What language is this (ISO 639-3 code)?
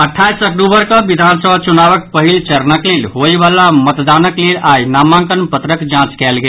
mai